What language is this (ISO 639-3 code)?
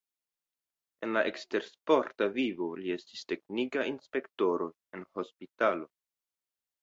epo